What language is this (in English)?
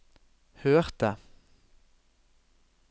Norwegian